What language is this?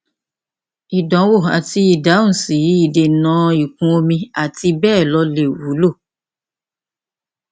Yoruba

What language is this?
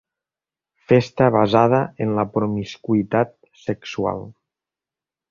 Catalan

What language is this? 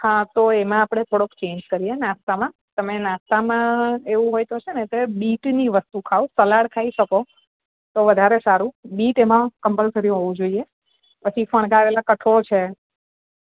Gujarati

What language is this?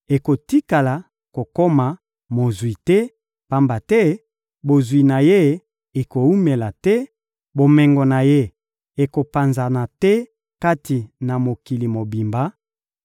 Lingala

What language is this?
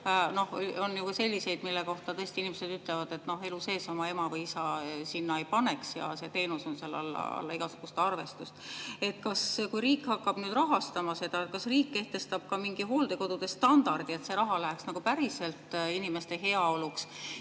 Estonian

